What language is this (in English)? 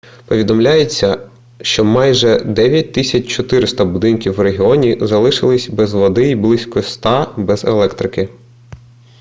Ukrainian